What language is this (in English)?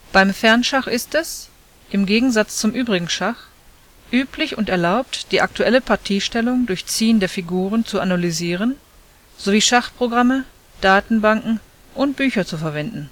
German